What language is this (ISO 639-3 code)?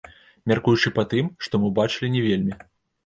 bel